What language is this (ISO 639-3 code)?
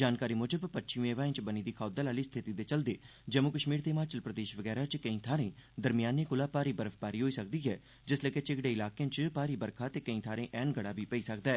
doi